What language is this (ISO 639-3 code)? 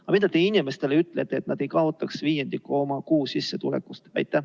est